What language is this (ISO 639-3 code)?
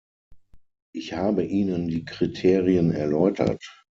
deu